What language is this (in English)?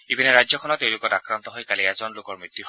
Assamese